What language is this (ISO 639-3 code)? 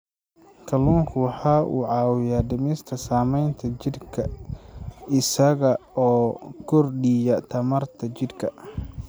som